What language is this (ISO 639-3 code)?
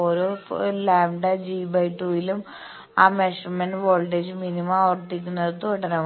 mal